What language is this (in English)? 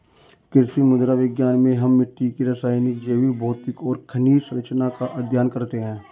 Hindi